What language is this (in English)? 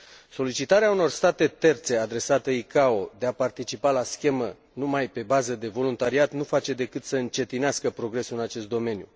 Romanian